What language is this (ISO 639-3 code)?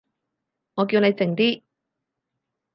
yue